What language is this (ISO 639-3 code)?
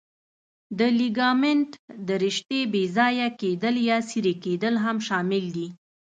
pus